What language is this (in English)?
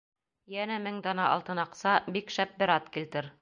Bashkir